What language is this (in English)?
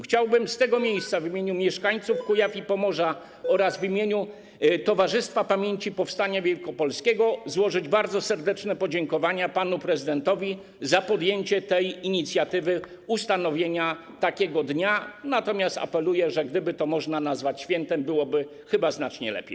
Polish